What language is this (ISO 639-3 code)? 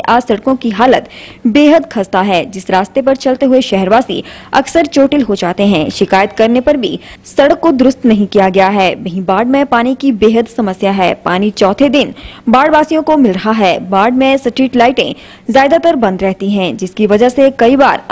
hin